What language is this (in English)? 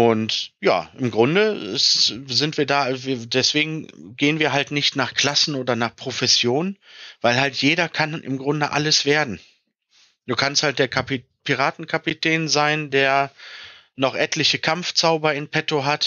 German